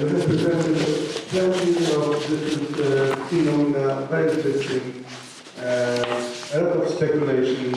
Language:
English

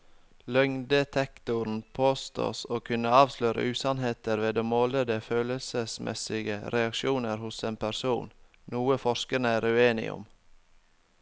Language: Norwegian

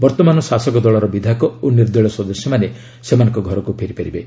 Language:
Odia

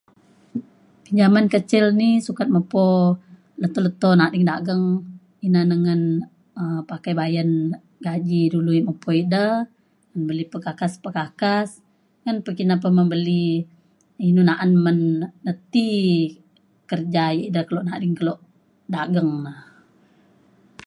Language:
Mainstream Kenyah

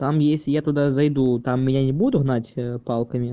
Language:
Russian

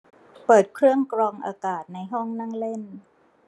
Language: Thai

